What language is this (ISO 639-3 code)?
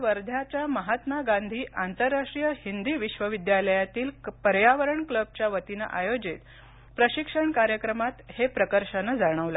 mar